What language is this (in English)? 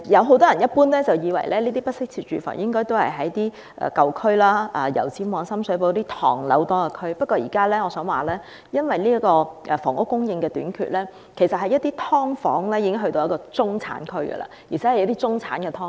Cantonese